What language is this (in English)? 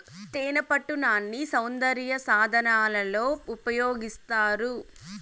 Telugu